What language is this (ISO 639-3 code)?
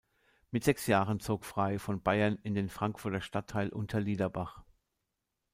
deu